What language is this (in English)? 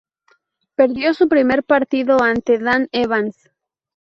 Spanish